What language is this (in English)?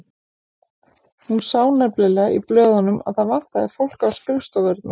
Icelandic